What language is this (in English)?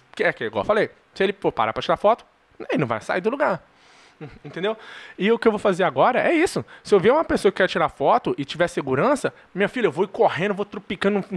Portuguese